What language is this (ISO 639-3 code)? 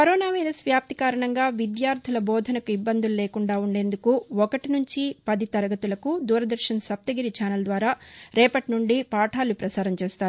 tel